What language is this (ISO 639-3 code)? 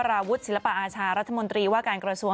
tha